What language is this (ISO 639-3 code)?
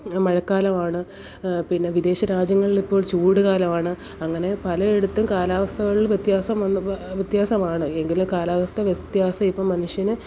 mal